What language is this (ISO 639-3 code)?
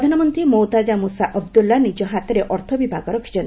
ori